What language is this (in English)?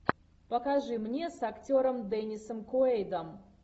Russian